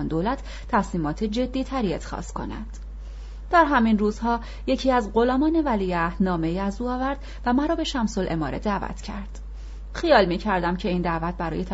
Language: Persian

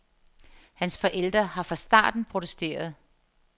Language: Danish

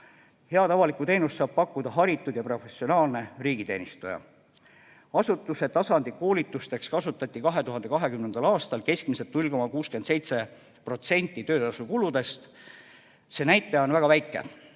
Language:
Estonian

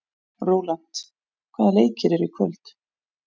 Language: Icelandic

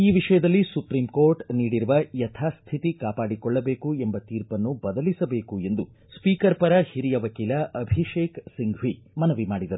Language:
Kannada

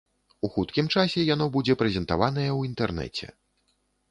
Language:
Belarusian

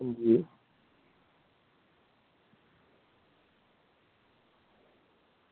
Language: Dogri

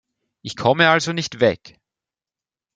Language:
German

